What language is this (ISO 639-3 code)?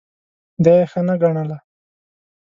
pus